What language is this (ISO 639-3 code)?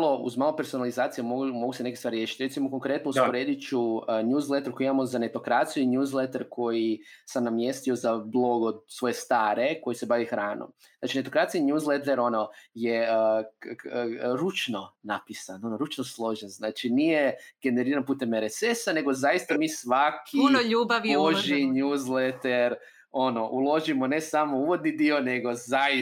hrv